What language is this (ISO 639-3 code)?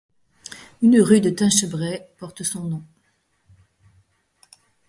fra